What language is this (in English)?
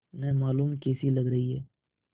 Hindi